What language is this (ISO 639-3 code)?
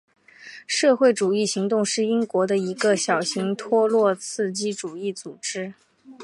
zho